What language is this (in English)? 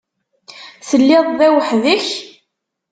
Kabyle